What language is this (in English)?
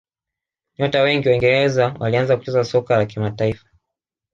Swahili